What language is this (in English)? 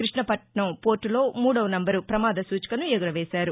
Telugu